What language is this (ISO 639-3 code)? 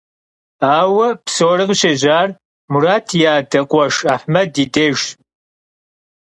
kbd